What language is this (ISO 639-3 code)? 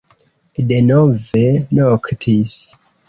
epo